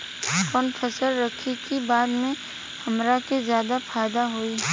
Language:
Bhojpuri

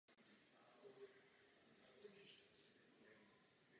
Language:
Czech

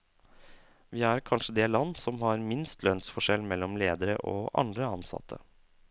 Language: Norwegian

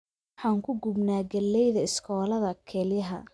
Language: Somali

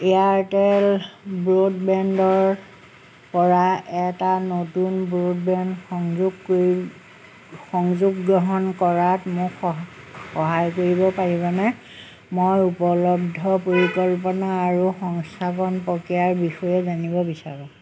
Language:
Assamese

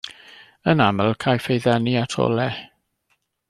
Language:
Welsh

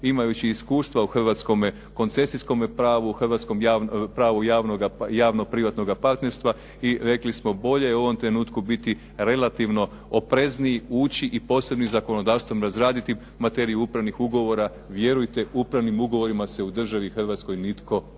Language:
Croatian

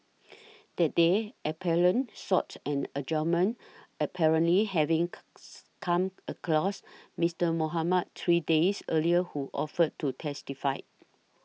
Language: English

